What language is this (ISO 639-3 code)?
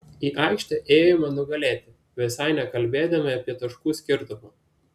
lit